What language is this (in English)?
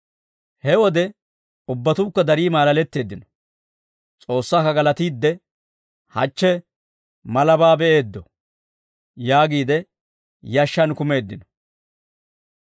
Dawro